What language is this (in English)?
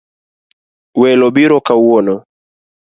Luo (Kenya and Tanzania)